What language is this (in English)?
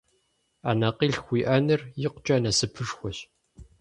Kabardian